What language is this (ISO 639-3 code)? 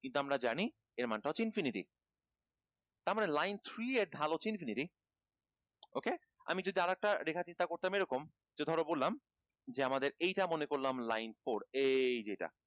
ben